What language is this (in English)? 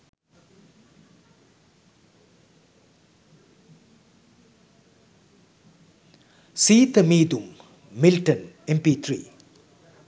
Sinhala